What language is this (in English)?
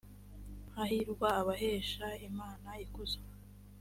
Kinyarwanda